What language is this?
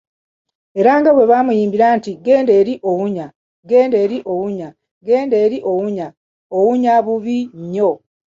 Ganda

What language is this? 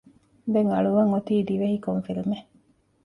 Divehi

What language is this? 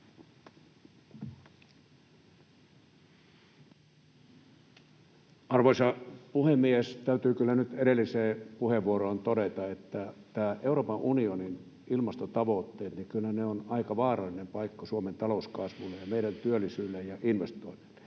Finnish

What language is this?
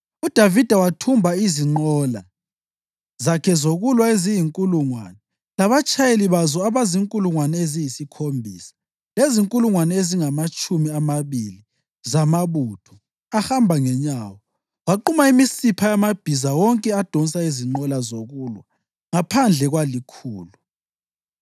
North Ndebele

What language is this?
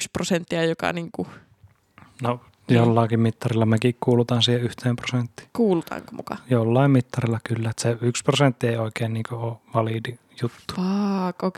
Finnish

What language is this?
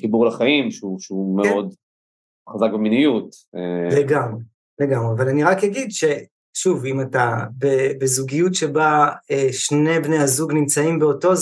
Hebrew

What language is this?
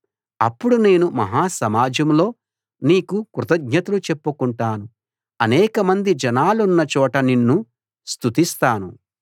Telugu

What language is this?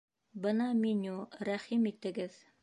Bashkir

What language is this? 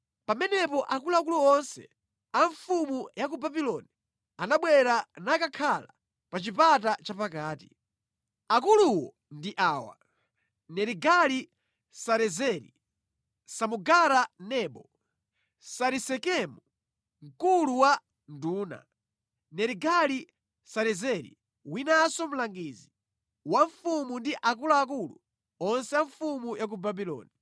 Nyanja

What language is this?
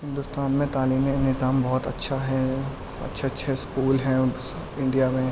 Urdu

